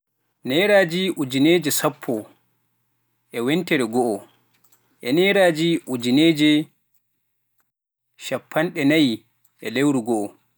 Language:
Pular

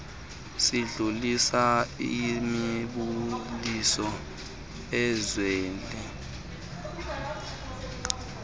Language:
Xhosa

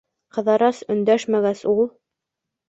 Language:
Bashkir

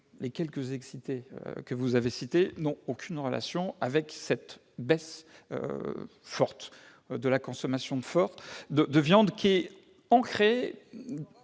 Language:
French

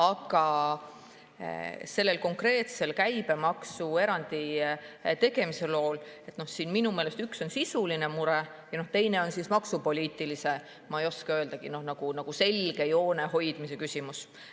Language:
Estonian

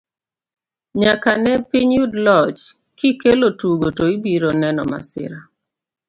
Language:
Luo (Kenya and Tanzania)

